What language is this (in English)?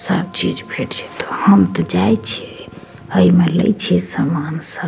Maithili